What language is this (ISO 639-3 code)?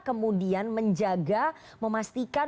ind